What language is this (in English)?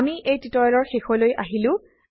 Assamese